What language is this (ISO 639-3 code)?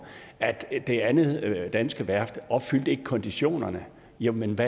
dan